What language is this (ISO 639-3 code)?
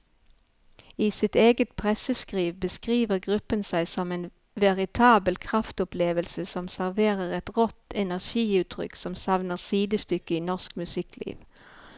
nor